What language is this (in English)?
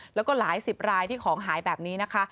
Thai